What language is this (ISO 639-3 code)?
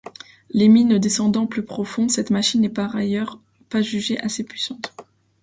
fra